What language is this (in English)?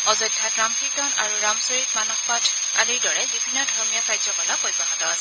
Assamese